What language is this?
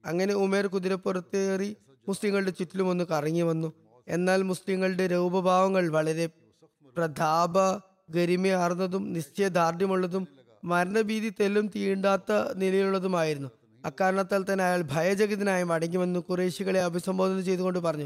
Malayalam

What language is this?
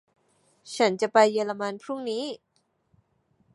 Thai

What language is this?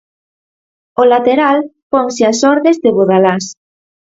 Galician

